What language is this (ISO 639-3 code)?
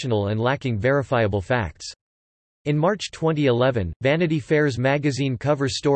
eng